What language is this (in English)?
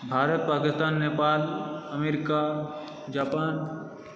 Maithili